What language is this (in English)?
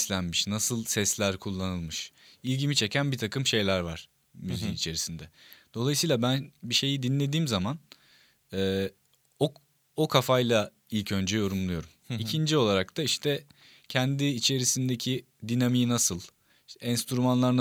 Turkish